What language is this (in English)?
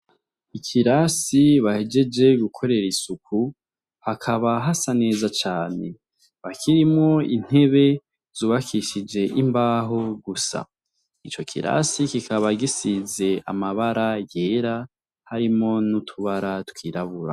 Rundi